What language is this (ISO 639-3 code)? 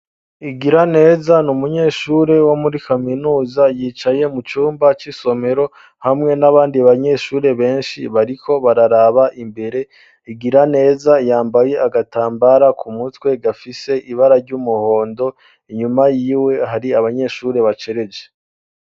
run